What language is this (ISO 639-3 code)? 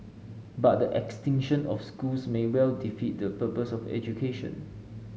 eng